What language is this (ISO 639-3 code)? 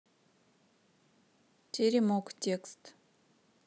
rus